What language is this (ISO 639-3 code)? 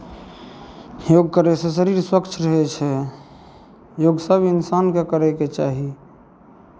mai